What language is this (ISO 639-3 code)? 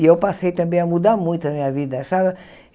por